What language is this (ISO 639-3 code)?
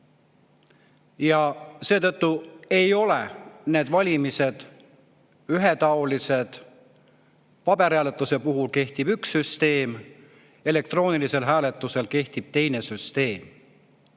est